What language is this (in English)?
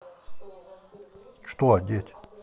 Russian